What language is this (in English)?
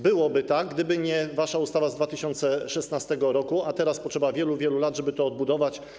Polish